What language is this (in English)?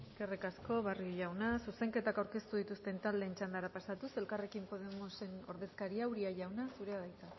Basque